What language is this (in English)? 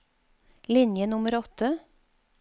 Norwegian